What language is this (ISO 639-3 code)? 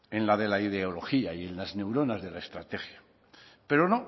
spa